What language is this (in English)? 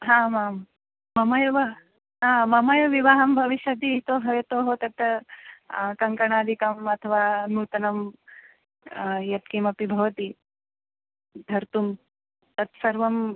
Sanskrit